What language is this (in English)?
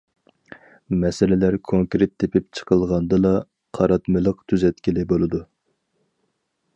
Uyghur